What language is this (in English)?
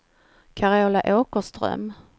Swedish